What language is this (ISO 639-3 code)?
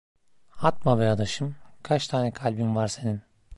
tur